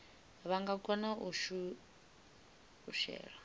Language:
Venda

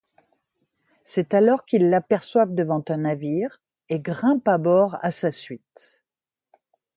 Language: French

